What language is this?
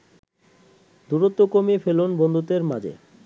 Bangla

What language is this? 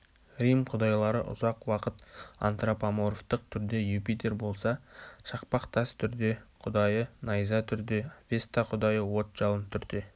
Kazakh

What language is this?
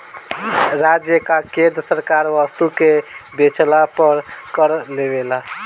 Bhojpuri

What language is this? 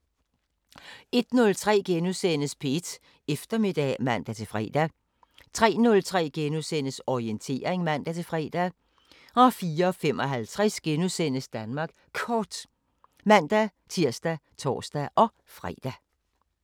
Danish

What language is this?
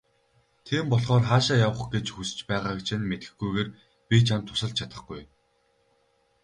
Mongolian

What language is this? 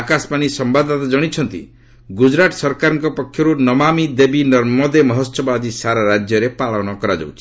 Odia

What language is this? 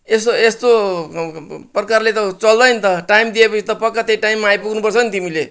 Nepali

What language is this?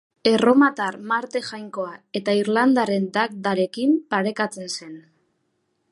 Basque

